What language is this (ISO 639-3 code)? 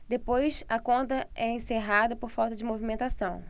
por